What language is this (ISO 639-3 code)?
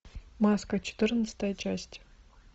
rus